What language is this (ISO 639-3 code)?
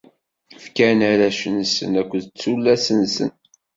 kab